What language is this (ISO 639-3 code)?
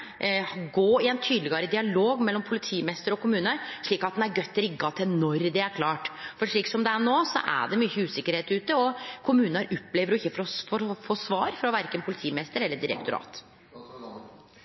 nno